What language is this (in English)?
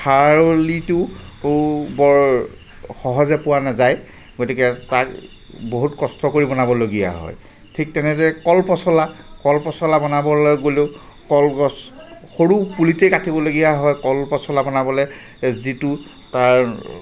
Assamese